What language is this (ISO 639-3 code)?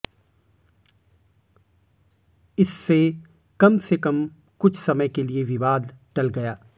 hin